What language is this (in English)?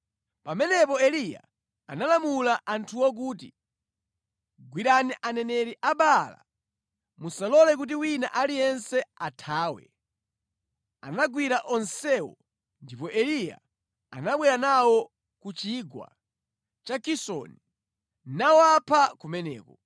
Nyanja